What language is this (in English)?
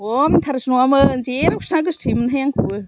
Bodo